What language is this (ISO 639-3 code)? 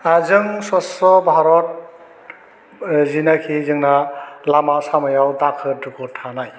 brx